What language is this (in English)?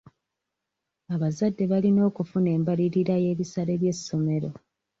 Ganda